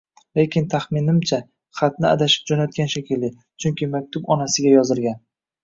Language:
Uzbek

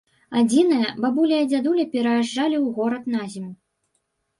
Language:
Belarusian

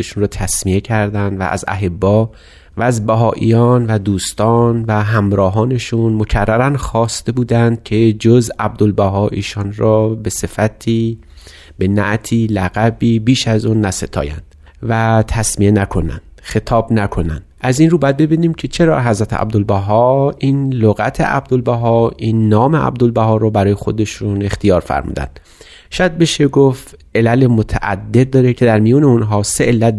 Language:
Persian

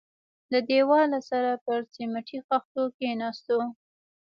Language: Pashto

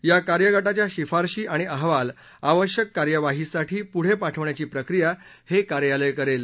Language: Marathi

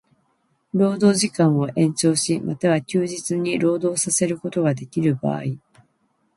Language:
Japanese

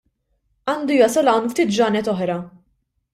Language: Maltese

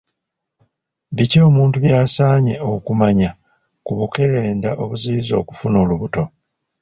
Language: Ganda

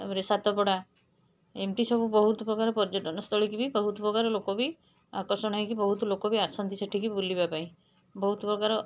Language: Odia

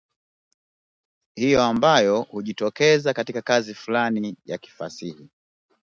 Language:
Swahili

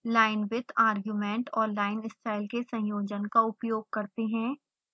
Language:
Hindi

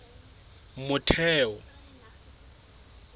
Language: Southern Sotho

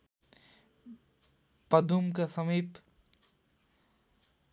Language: Nepali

